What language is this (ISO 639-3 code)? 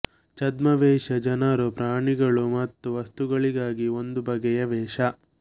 kan